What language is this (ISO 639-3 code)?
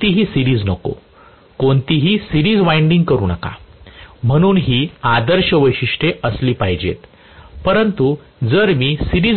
mar